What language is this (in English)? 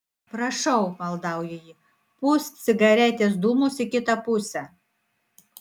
Lithuanian